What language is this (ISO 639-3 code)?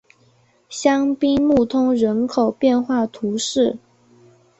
zho